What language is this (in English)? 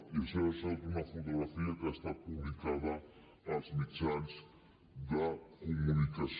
Catalan